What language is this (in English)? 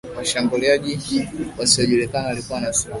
Swahili